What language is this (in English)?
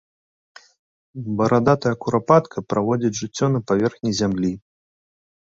Belarusian